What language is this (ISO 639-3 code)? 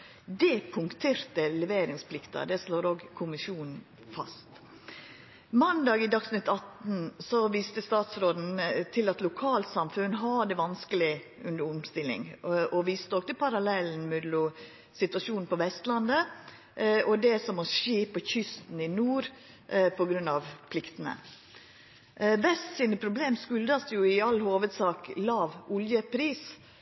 nno